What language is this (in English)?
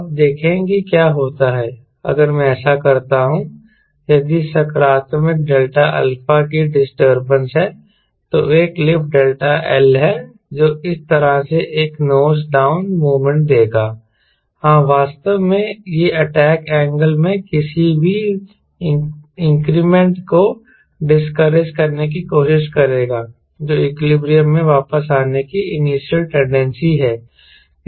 Hindi